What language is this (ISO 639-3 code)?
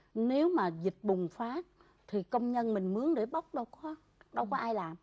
vie